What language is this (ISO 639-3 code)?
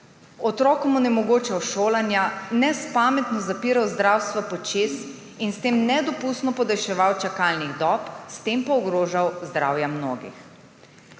slv